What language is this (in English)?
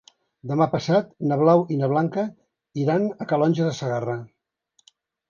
Catalan